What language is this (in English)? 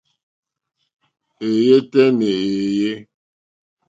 Mokpwe